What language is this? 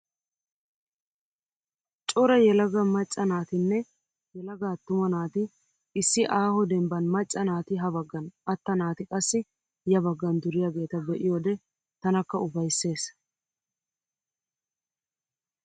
Wolaytta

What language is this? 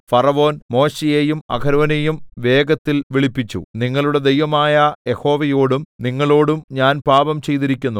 Malayalam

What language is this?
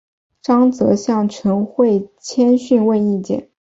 Chinese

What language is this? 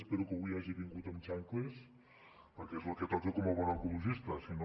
Catalan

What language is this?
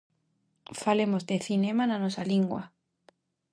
Galician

